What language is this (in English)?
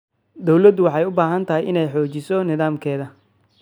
Somali